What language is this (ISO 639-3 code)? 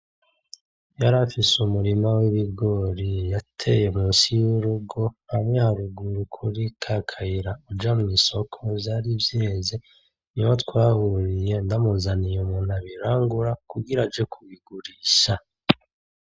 run